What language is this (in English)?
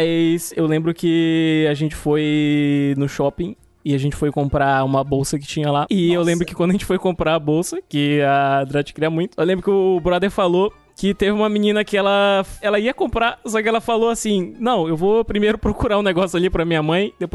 Portuguese